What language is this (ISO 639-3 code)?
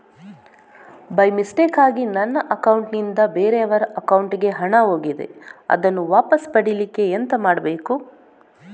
kan